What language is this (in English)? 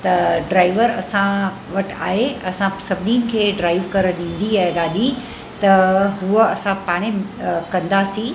Sindhi